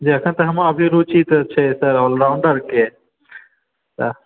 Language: Maithili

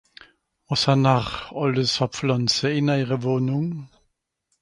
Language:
Swiss German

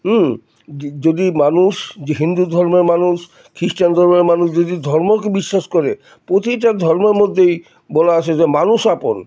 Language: Bangla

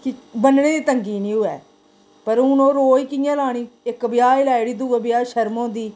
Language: Dogri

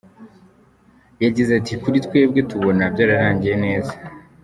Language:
Kinyarwanda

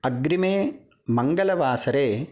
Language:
Sanskrit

